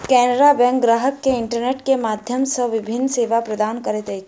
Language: Maithili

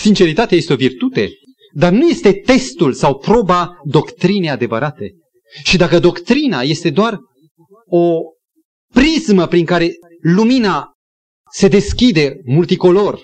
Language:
Romanian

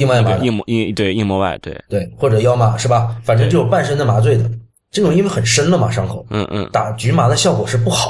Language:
Chinese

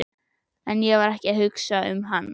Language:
Icelandic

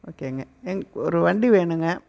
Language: Tamil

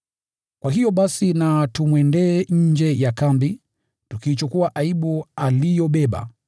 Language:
Swahili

